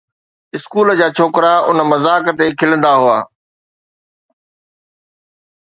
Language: Sindhi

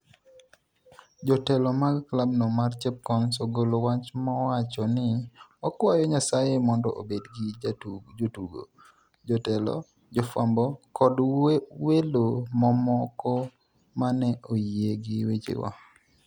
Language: Luo (Kenya and Tanzania)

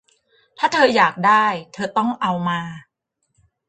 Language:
Thai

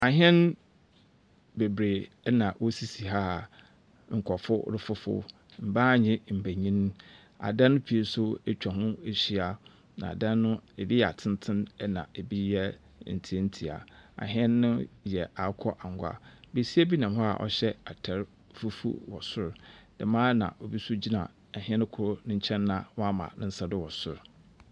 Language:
Akan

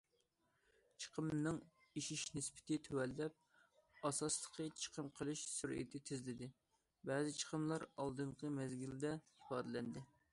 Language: Uyghur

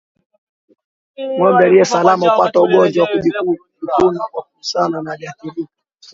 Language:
Swahili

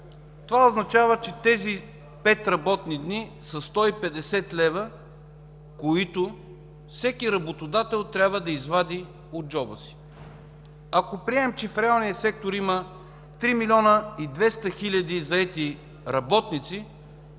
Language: Bulgarian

